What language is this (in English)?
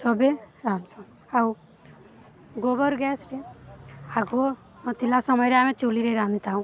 Odia